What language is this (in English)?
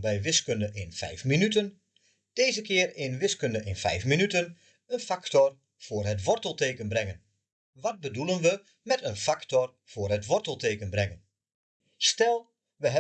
Dutch